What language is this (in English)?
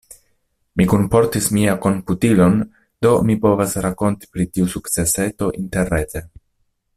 Esperanto